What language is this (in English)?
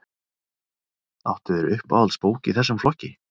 Icelandic